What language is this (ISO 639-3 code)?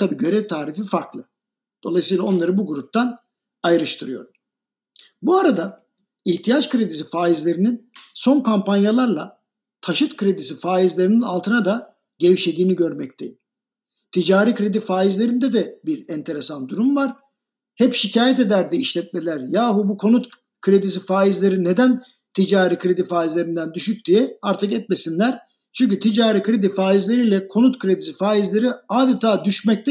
tur